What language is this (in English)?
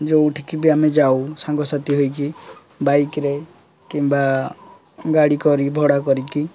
Odia